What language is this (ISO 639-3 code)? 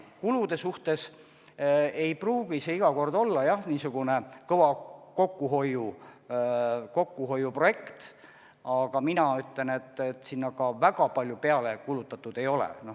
est